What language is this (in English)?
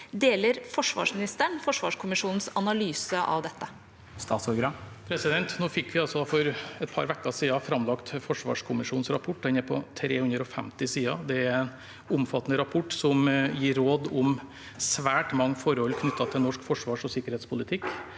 Norwegian